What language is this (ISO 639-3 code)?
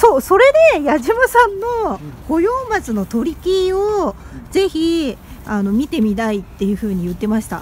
jpn